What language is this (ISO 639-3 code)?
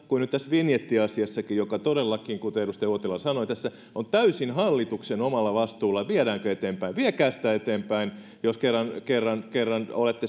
fin